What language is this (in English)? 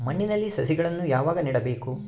Kannada